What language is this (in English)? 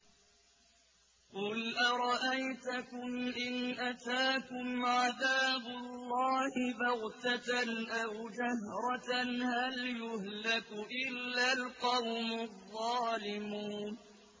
Arabic